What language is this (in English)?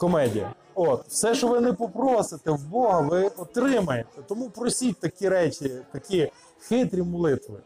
Ukrainian